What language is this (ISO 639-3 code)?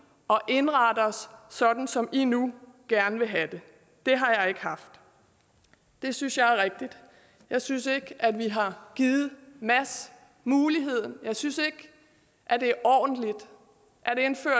dan